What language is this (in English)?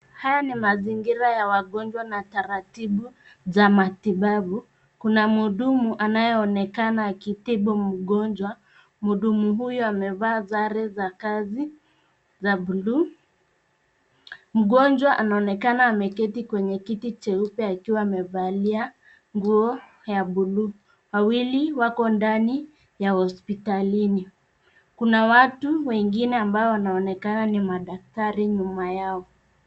Swahili